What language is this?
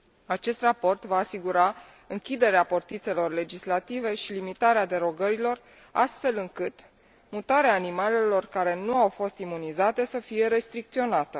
Romanian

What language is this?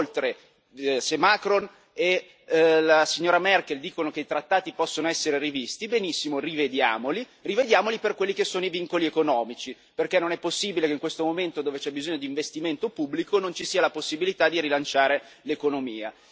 Italian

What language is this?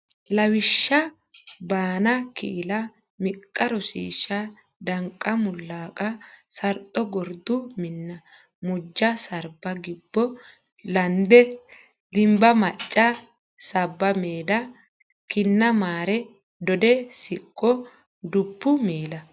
Sidamo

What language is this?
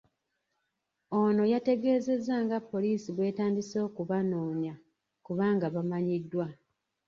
Ganda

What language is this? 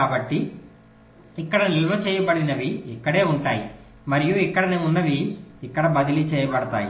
Telugu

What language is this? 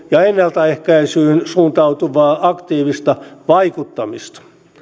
Finnish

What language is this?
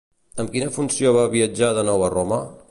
Catalan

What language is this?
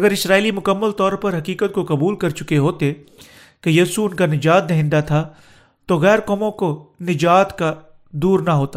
Urdu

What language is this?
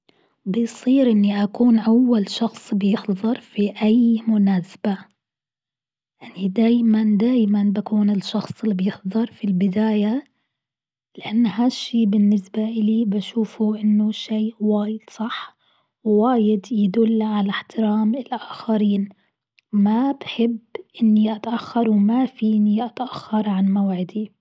Gulf Arabic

